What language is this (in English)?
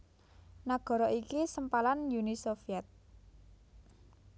Javanese